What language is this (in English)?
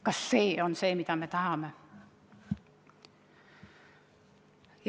Estonian